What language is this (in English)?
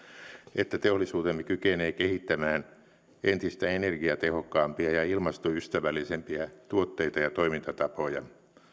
Finnish